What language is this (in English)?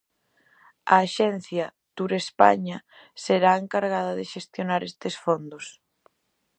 Galician